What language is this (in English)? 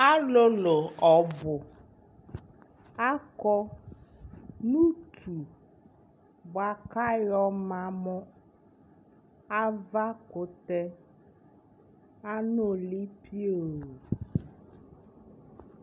Ikposo